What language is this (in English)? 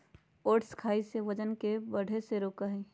Magahi